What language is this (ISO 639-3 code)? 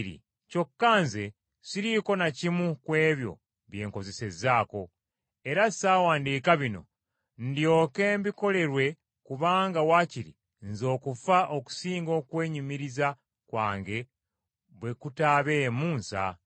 lug